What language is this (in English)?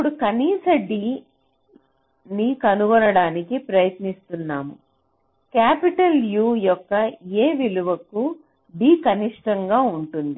Telugu